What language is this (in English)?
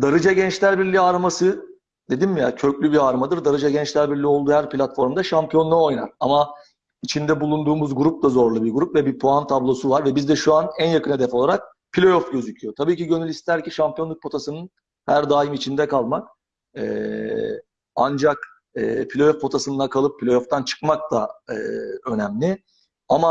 Turkish